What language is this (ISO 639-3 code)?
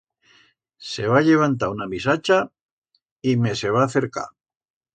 arg